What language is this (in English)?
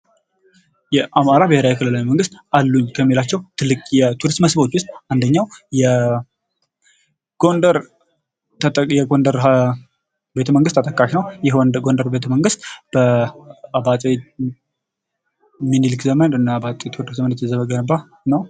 Amharic